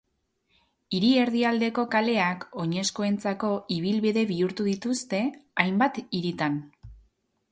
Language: Basque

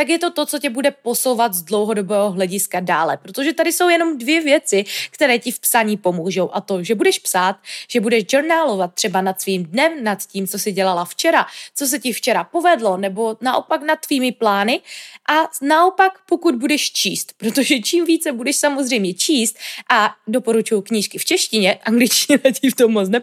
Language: Czech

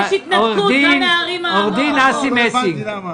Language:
Hebrew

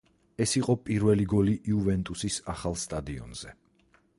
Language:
Georgian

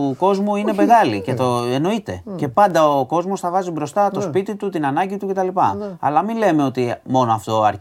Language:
Greek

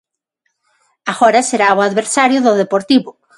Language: Galician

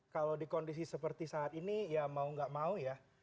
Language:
Indonesian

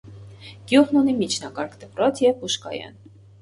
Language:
Armenian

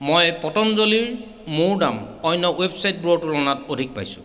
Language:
Assamese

